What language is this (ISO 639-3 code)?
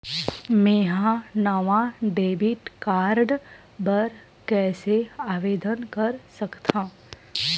hne